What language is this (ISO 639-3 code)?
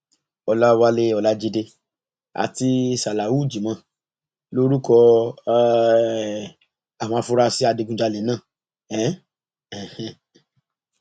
yor